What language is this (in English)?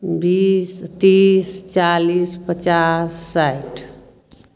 Maithili